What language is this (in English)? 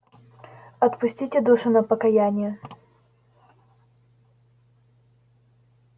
Russian